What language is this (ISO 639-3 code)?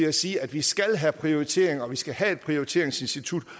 dan